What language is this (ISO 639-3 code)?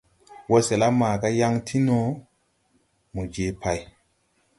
tui